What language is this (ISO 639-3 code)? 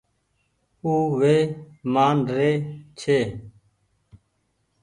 gig